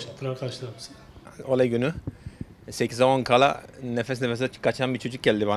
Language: Turkish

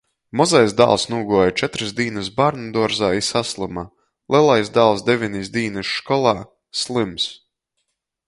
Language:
Latgalian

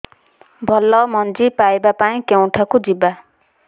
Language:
Odia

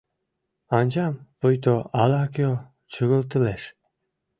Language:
Mari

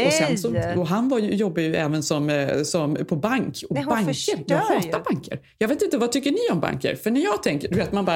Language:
Swedish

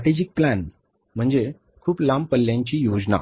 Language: Marathi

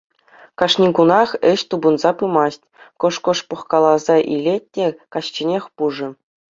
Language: Chuvash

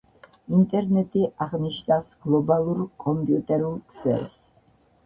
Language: Georgian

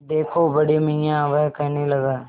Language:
Hindi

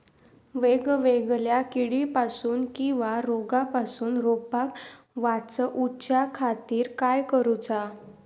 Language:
Marathi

